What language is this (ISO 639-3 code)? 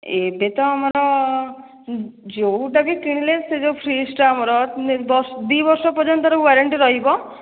ori